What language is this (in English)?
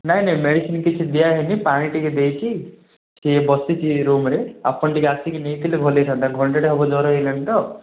Odia